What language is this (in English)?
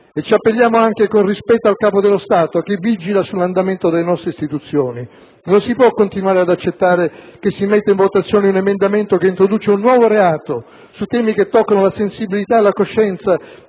Italian